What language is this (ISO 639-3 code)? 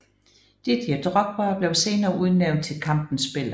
dan